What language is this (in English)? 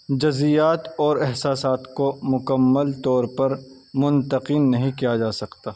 Urdu